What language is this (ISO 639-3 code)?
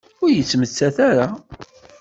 kab